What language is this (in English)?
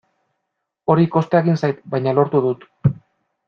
Basque